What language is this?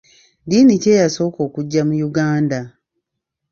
Ganda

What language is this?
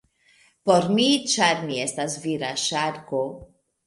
Esperanto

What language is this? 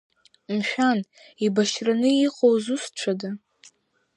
Abkhazian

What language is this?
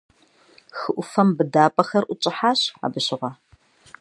Kabardian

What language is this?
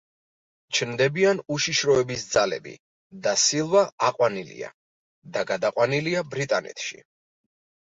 Georgian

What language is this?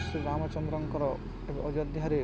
Odia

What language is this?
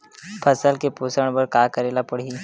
Chhattisgarhi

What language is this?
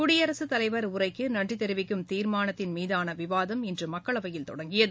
Tamil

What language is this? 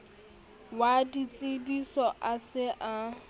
Southern Sotho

